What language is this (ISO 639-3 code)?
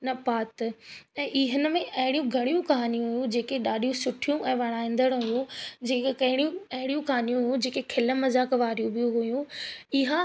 snd